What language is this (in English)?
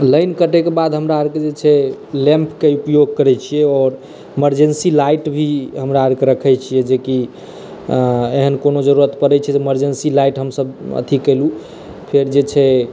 Maithili